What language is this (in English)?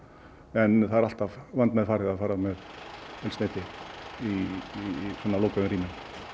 Icelandic